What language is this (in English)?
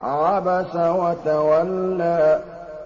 Arabic